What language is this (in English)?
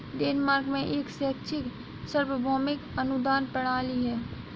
Hindi